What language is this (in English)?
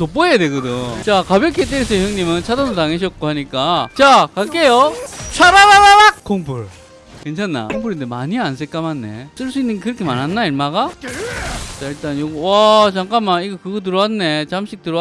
Korean